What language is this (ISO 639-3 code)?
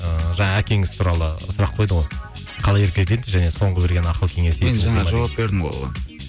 kaz